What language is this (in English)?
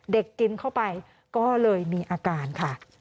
Thai